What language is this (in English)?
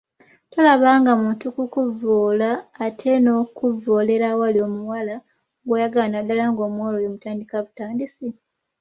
Ganda